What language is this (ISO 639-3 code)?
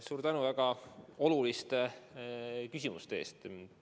est